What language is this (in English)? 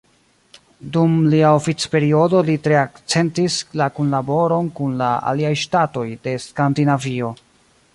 Esperanto